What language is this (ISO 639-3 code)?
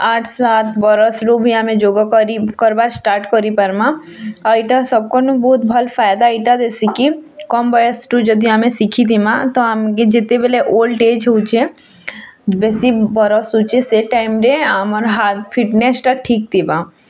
ori